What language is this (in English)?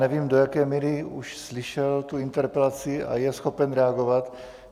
Czech